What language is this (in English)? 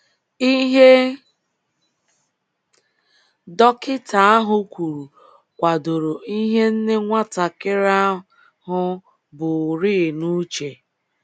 Igbo